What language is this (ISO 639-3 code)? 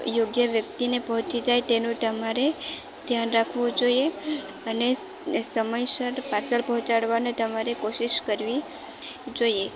guj